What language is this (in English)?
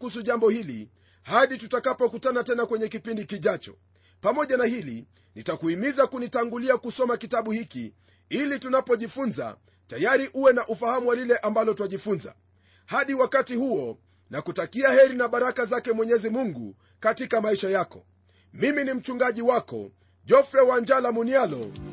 Swahili